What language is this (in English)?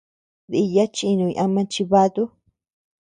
Tepeuxila Cuicatec